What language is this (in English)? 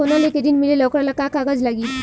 Bhojpuri